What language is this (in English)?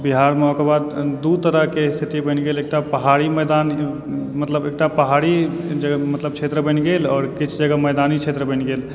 Maithili